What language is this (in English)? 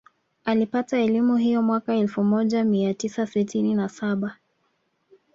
Swahili